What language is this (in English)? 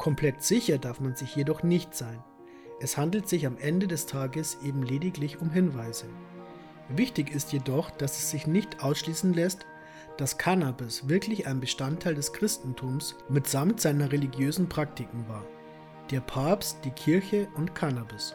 German